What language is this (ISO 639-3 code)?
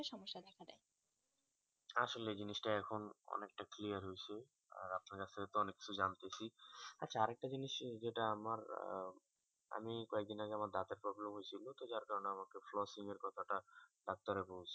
ben